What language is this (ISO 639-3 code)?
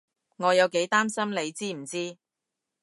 yue